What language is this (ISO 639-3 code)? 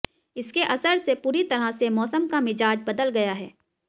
hin